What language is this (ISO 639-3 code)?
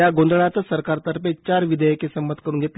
mar